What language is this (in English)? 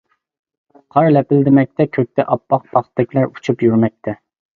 Uyghur